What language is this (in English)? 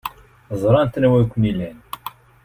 Kabyle